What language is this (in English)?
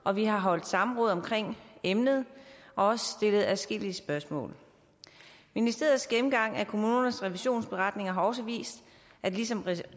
Danish